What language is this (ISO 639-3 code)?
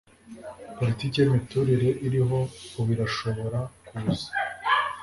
kin